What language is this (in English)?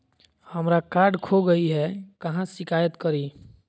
Magahi